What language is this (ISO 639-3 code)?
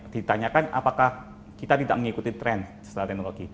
ind